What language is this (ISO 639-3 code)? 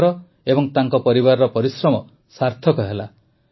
ori